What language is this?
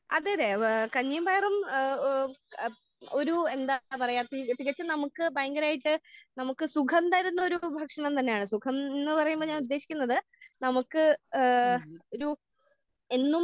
Malayalam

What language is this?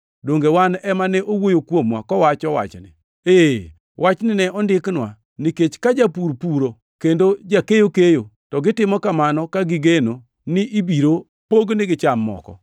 Luo (Kenya and Tanzania)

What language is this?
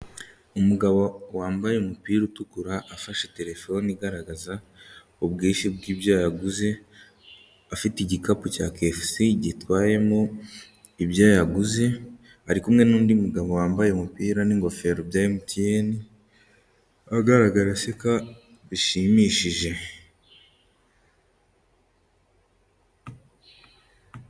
Kinyarwanda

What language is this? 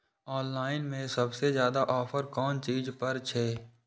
Maithili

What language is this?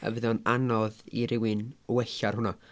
Welsh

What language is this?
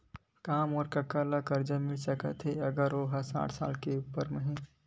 Chhattisgarhi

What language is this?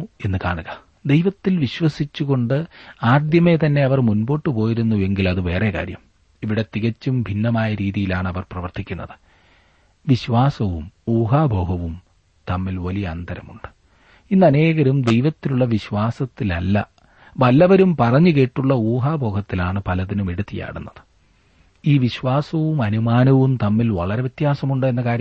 Malayalam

